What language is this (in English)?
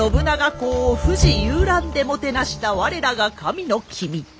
Japanese